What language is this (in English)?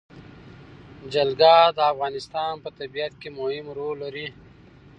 Pashto